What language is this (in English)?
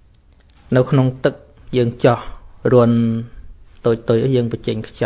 Vietnamese